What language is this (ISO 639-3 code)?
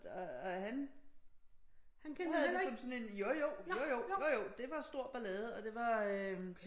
dan